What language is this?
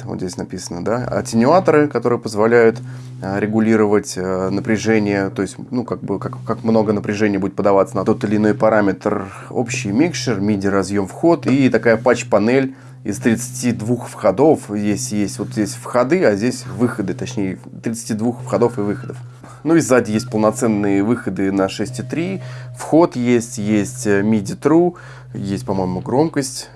Russian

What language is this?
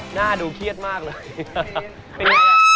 Thai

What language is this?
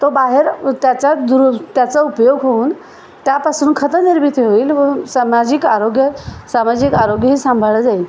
Marathi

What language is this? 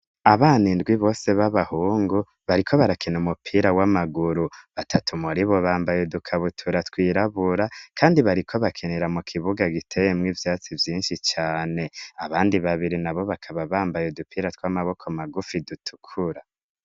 Rundi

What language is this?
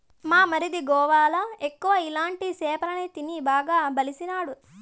Telugu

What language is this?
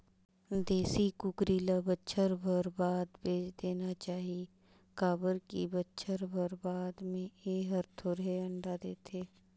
Chhattisgarhi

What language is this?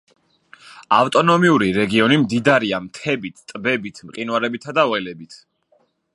Georgian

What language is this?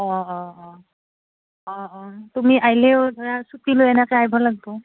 Assamese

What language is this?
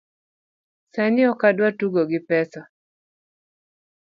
Luo (Kenya and Tanzania)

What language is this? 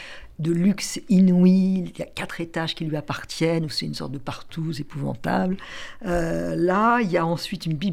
French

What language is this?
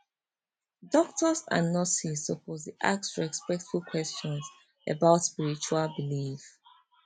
Nigerian Pidgin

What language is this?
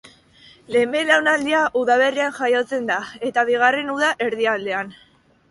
Basque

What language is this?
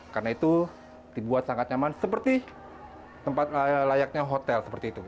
Indonesian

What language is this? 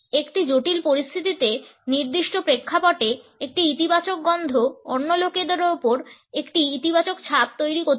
Bangla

